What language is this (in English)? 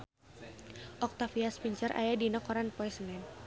Sundanese